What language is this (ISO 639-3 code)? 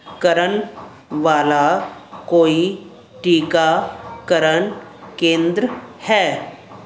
pan